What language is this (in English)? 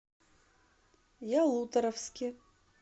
Russian